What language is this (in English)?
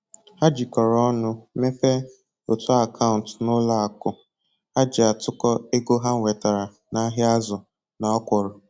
Igbo